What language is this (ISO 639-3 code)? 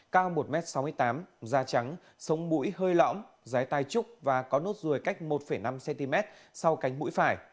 vie